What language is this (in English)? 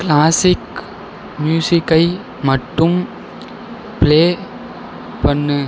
Tamil